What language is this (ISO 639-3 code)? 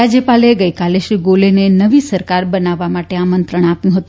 guj